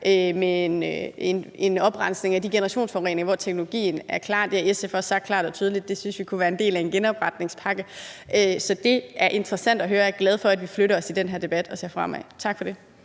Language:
Danish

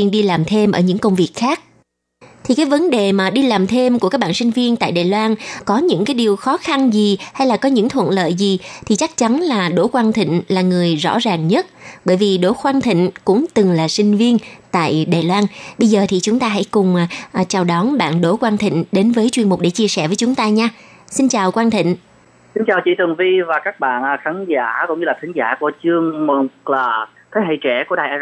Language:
Vietnamese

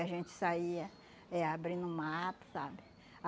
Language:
Portuguese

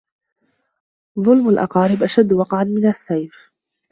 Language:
Arabic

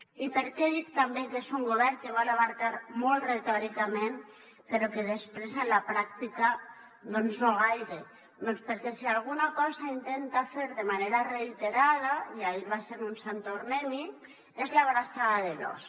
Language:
Catalan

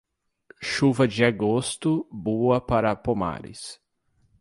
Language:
Portuguese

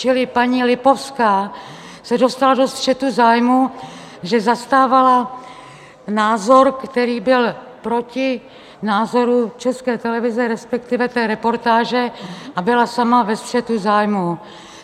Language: Czech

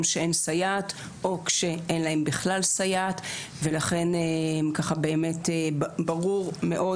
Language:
Hebrew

